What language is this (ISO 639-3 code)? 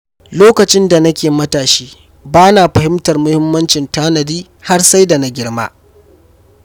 hau